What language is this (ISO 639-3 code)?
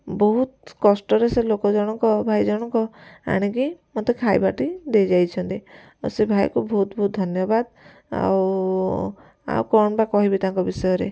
ori